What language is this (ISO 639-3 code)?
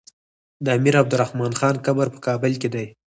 pus